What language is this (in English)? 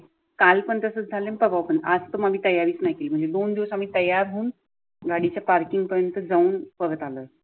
Marathi